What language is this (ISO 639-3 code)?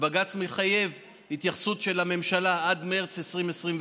heb